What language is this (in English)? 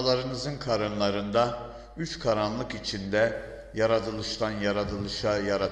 Turkish